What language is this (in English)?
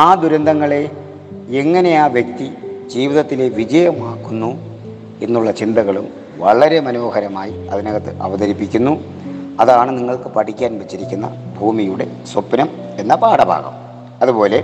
Malayalam